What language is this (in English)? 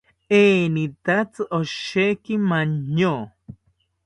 South Ucayali Ashéninka